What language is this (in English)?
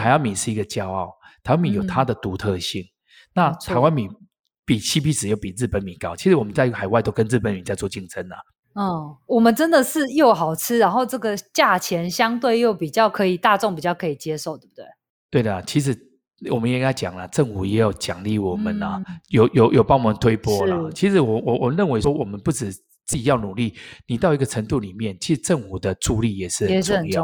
Chinese